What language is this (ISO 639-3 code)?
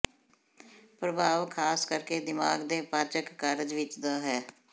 pan